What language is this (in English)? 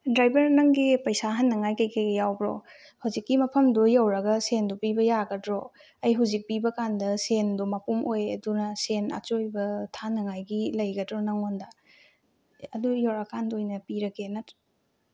Manipuri